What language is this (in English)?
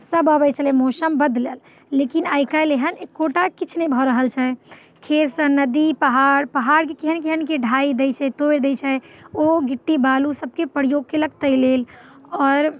Maithili